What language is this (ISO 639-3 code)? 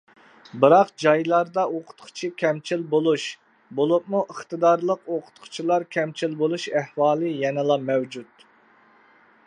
uig